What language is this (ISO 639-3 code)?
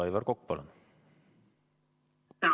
est